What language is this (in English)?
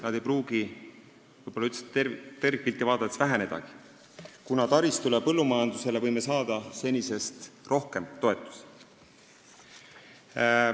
Estonian